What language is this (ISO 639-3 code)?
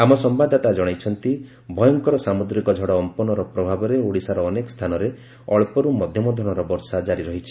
ori